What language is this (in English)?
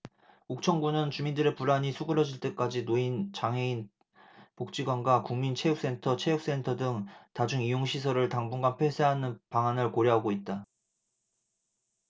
Korean